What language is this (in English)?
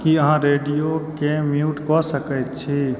Maithili